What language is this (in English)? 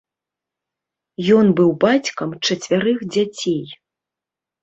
Belarusian